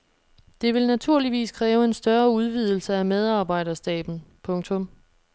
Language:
Danish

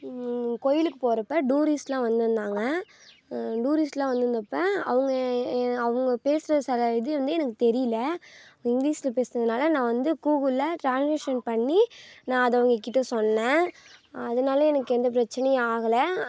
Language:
Tamil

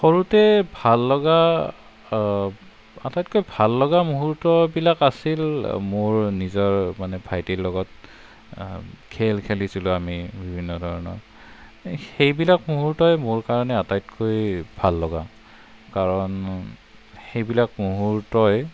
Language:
Assamese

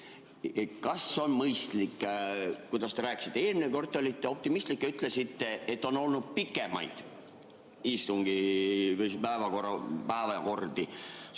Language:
Estonian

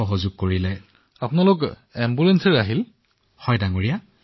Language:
Assamese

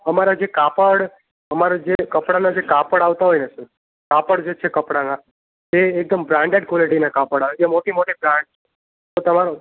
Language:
Gujarati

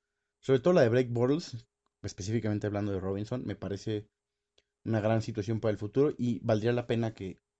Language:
Spanish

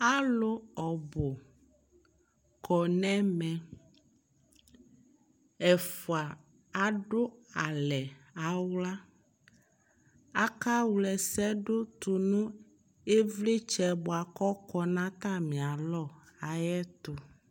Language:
Ikposo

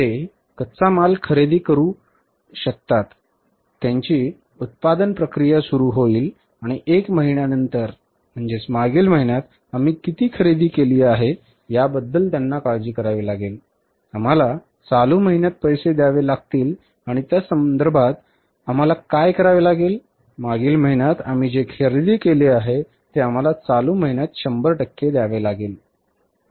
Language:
Marathi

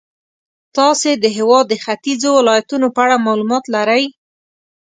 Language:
Pashto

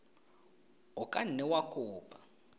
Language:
Tswana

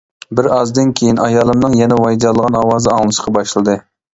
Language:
Uyghur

